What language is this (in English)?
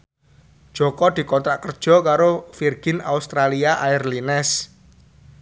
Javanese